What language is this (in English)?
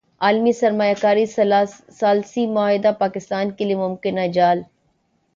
Urdu